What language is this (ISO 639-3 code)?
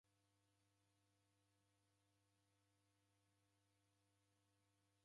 dav